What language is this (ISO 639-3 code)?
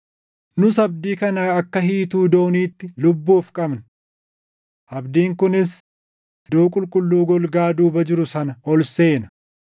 orm